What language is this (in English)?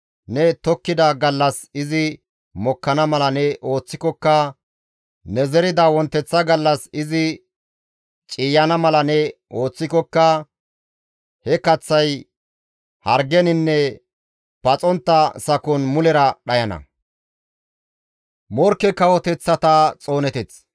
Gamo